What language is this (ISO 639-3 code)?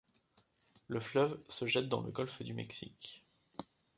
fra